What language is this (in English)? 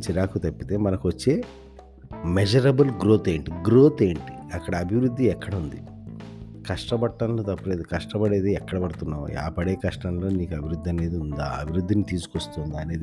Telugu